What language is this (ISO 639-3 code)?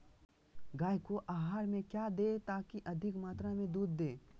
mag